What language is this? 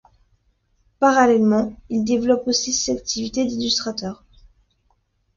French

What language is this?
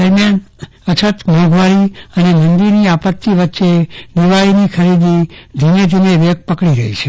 Gujarati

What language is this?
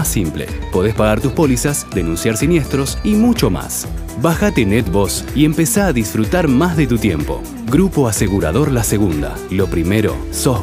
Spanish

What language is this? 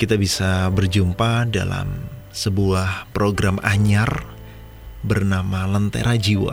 Indonesian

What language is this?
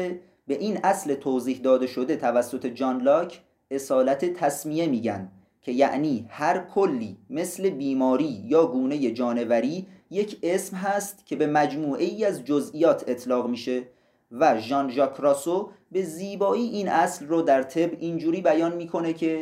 Persian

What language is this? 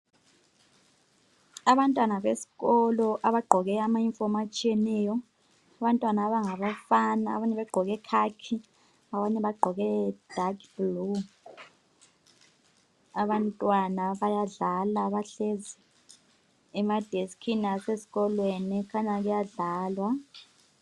North Ndebele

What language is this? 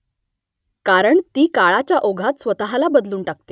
Marathi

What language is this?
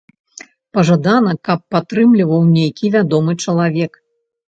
Belarusian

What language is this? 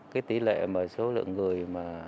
Vietnamese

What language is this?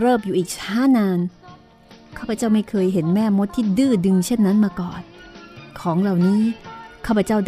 Thai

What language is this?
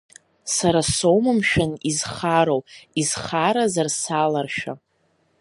Abkhazian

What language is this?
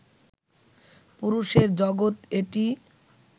Bangla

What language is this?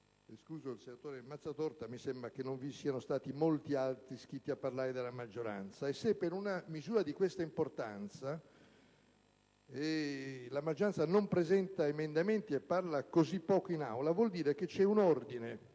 Italian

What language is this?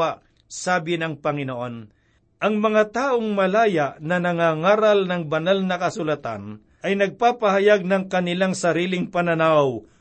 Filipino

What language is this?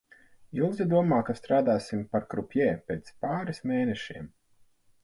Latvian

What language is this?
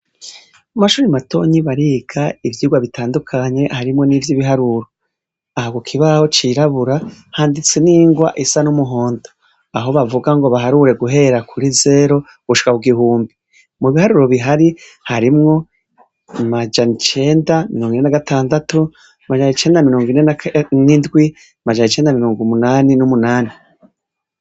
Rundi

